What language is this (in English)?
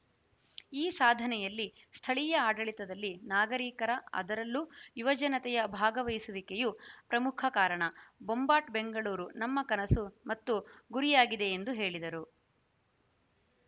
Kannada